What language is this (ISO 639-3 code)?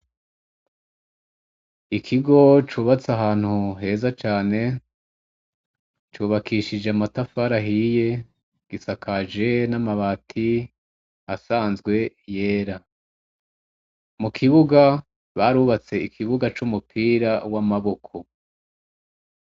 run